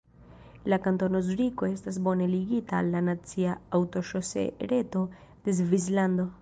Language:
Esperanto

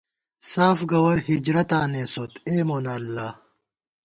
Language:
Gawar-Bati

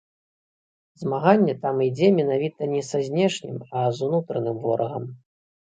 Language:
Belarusian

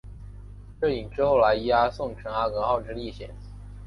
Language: Chinese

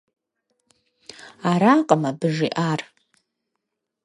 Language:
Kabardian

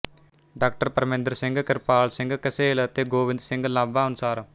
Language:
Punjabi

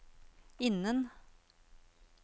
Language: Norwegian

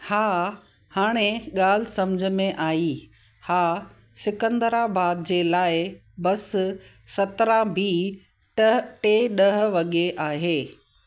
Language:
Sindhi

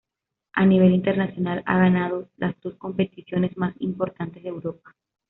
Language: Spanish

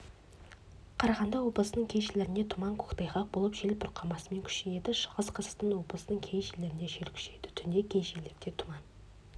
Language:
Kazakh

